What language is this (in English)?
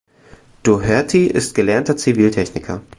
German